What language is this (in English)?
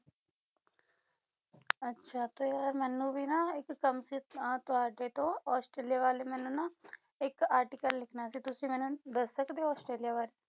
Punjabi